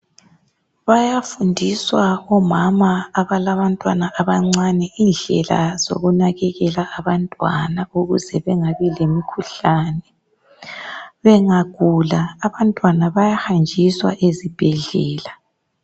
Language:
North Ndebele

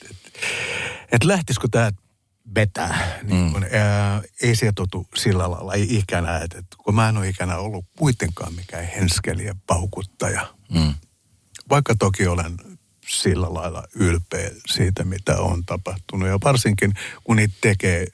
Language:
Finnish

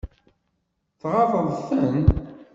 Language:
Kabyle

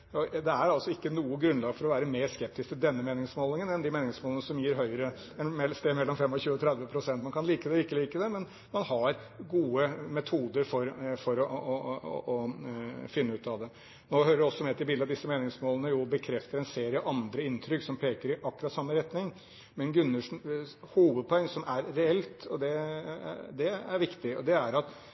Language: Norwegian Bokmål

